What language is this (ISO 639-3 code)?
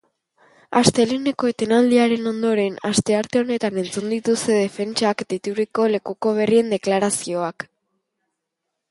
eus